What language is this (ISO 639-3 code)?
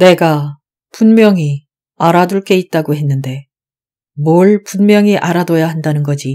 kor